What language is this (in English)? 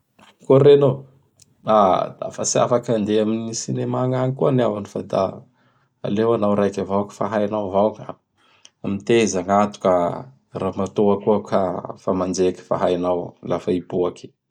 Bara Malagasy